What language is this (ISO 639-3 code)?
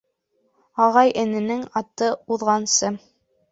bak